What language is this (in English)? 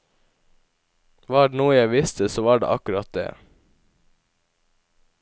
Norwegian